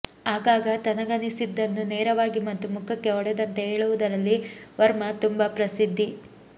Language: Kannada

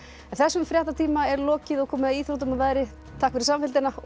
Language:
Icelandic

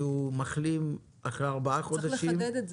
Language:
Hebrew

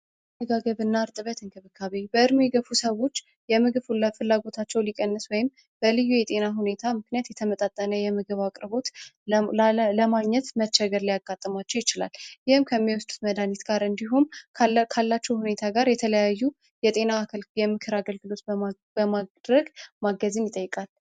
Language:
Amharic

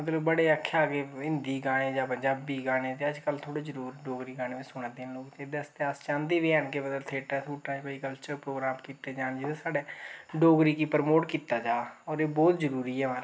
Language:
Dogri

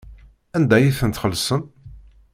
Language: Kabyle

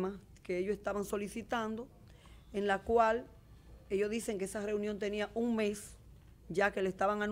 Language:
Spanish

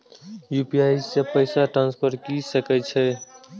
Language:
Maithili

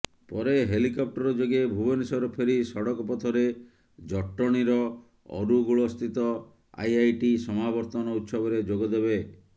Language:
Odia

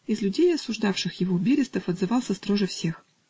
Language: Russian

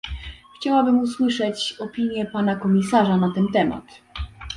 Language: Polish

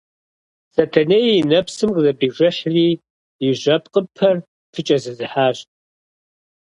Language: Kabardian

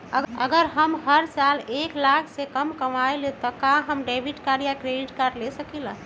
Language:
Magahi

